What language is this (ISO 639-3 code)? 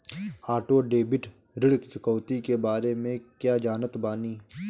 bho